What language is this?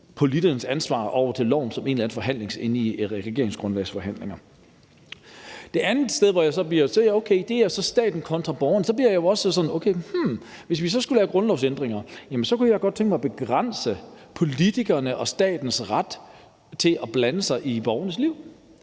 Danish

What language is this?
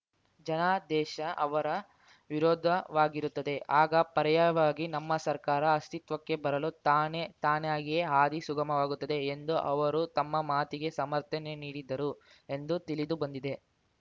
Kannada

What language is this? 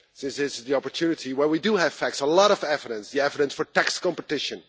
English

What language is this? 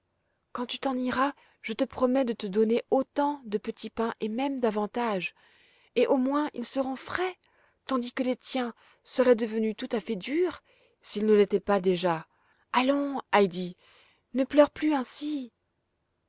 French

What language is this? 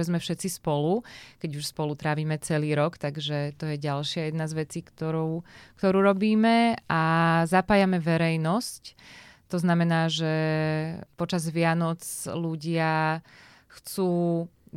Slovak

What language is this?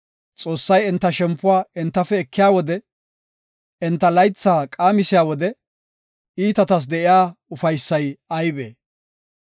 Gofa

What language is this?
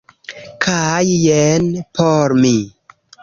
Esperanto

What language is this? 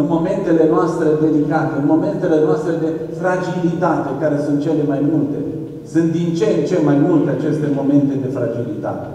Romanian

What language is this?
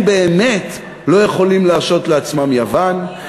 Hebrew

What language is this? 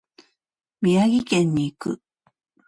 Japanese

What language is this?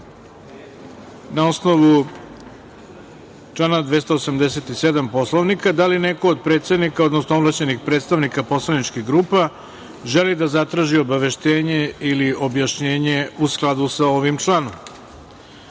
Serbian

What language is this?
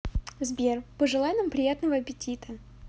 Russian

